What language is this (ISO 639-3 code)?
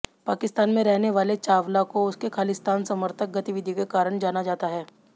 hin